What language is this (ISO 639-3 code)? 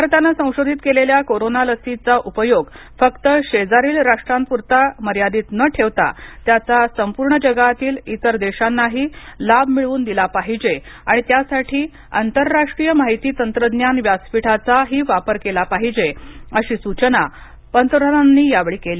mar